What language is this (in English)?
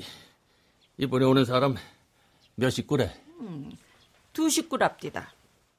Korean